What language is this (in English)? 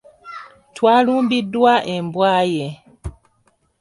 Ganda